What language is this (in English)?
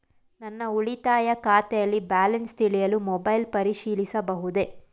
Kannada